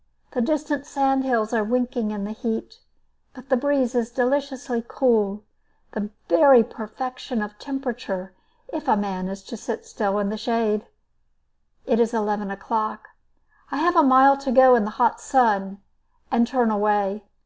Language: English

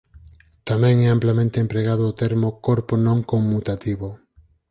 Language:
Galician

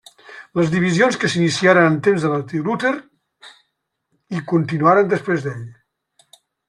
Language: Catalan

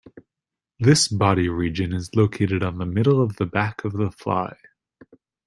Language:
English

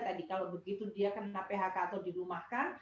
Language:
Indonesian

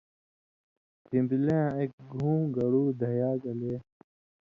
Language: Indus Kohistani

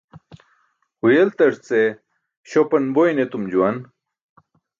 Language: Burushaski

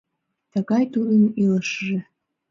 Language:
Mari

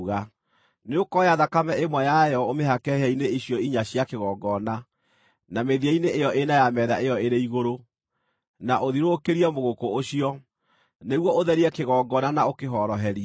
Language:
Kikuyu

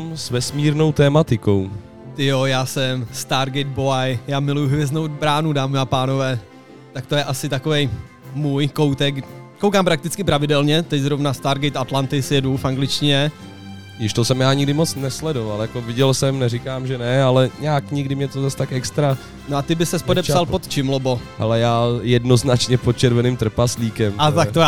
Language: Czech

